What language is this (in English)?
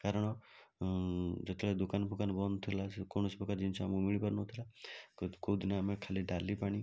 Odia